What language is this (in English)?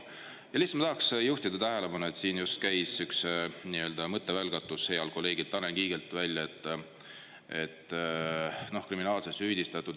Estonian